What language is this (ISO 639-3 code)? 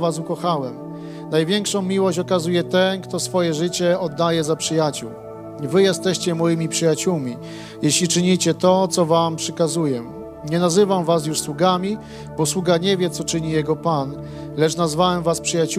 pol